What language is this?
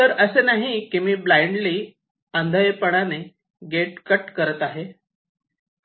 Marathi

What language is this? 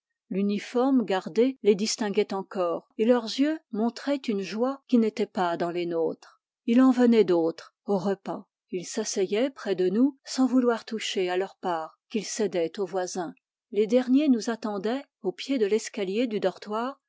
French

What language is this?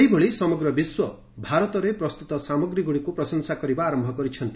Odia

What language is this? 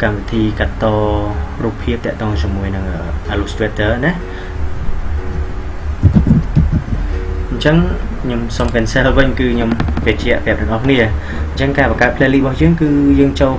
Vietnamese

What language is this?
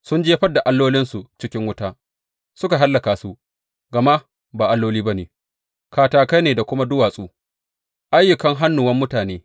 Hausa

